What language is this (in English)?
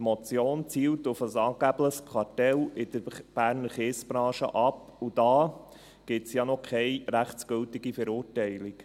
Swiss German